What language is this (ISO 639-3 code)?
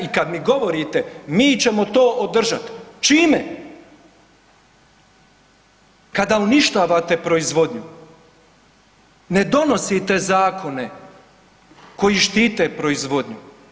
hrv